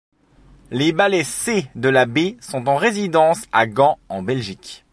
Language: French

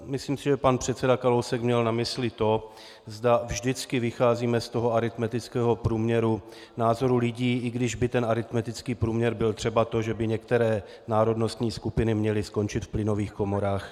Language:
Czech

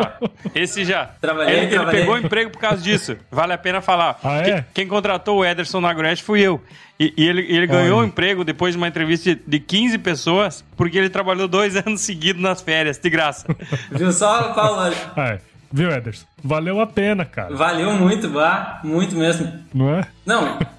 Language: Portuguese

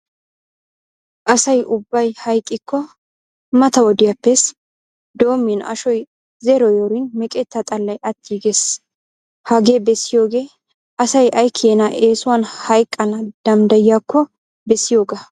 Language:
Wolaytta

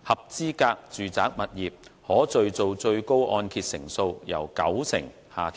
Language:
Cantonese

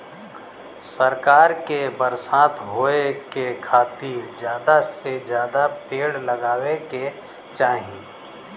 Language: Bhojpuri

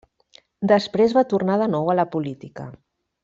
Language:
Catalan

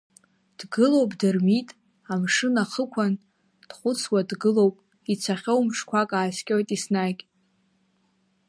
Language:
Abkhazian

